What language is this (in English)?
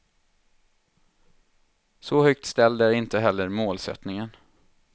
Swedish